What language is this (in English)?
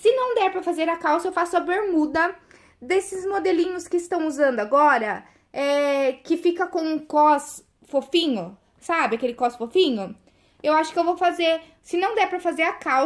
Portuguese